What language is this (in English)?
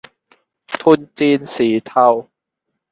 Thai